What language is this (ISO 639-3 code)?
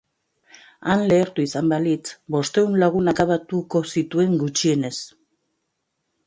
eus